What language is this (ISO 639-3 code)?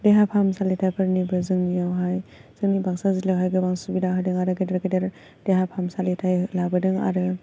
brx